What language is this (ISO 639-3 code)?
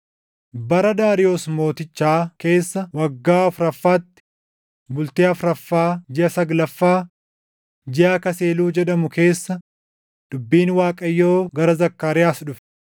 orm